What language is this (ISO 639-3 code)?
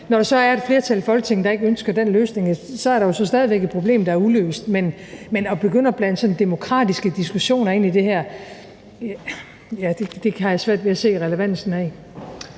dan